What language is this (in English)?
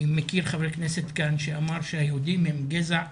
Hebrew